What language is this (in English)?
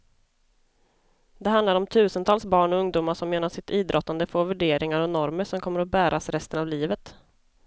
Swedish